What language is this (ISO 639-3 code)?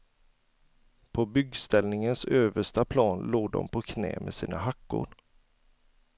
swe